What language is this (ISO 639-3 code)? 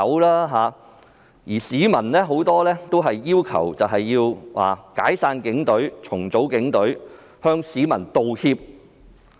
yue